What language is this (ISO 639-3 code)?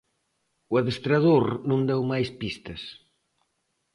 glg